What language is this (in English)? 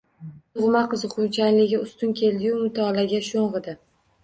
Uzbek